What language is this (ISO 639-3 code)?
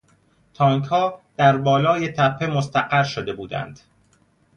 fas